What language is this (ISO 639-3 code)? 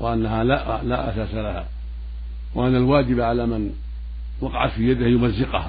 ara